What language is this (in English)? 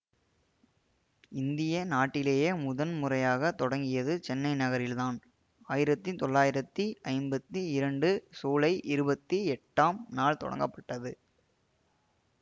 Tamil